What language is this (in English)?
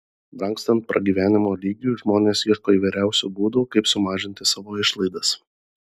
Lithuanian